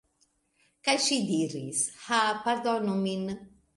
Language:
Esperanto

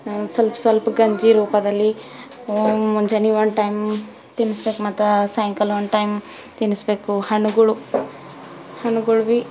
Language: Kannada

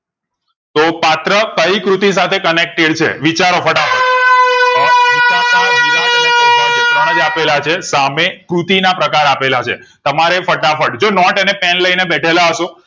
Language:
Gujarati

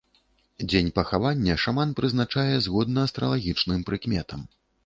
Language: Belarusian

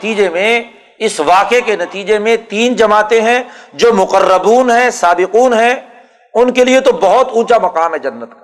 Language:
Urdu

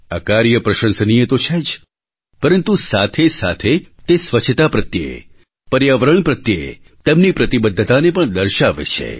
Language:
Gujarati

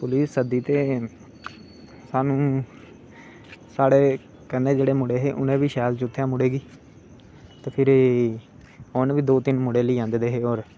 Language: Dogri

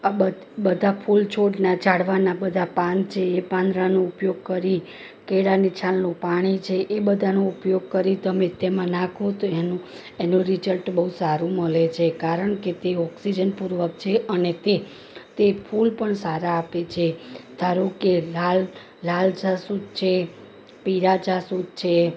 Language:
Gujarati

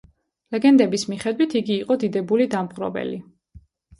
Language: Georgian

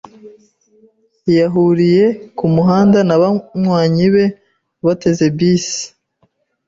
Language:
Kinyarwanda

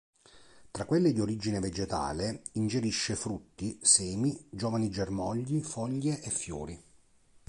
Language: Italian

